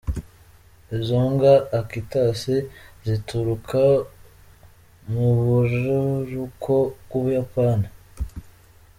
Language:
Kinyarwanda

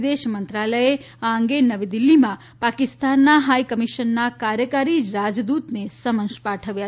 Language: Gujarati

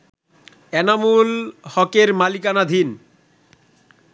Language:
Bangla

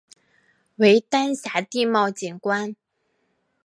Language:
Chinese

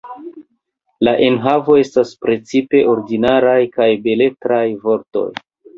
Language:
Esperanto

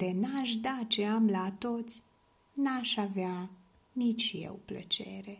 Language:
Romanian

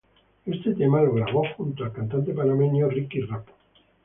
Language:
Spanish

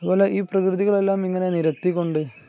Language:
Malayalam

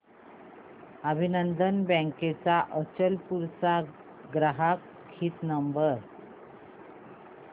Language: Marathi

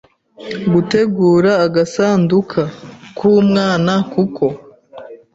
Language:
Kinyarwanda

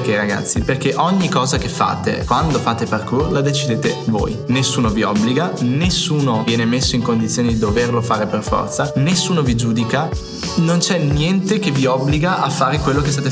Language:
Italian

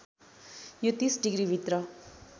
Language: Nepali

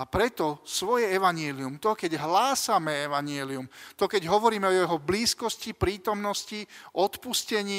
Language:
Slovak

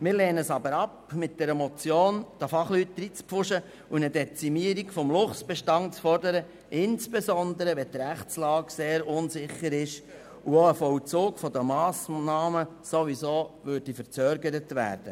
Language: Swiss German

